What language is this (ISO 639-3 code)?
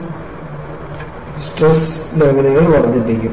mal